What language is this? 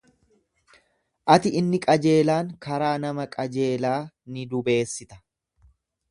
Oromo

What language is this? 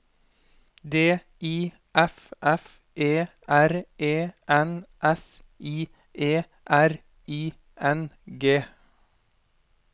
Norwegian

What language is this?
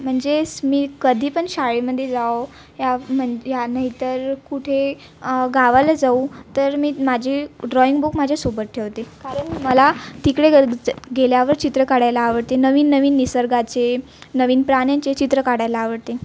Marathi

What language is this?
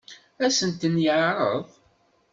Kabyle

